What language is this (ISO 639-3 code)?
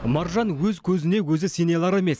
kaz